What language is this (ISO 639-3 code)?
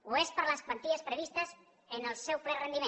cat